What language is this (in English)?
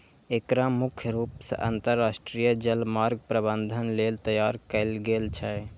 Maithili